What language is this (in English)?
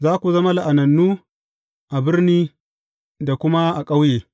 Hausa